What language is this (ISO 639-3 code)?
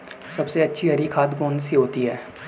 hin